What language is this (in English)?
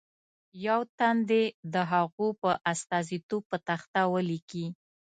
Pashto